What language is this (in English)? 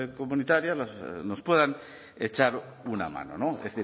Spanish